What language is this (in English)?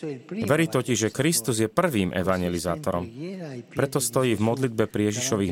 Slovak